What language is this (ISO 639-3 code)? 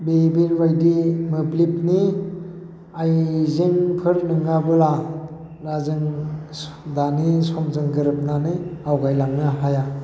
brx